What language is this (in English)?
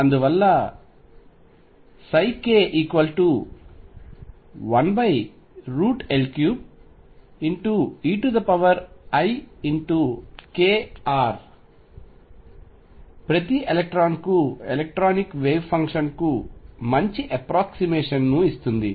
Telugu